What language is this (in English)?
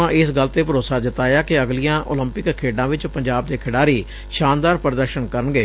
Punjabi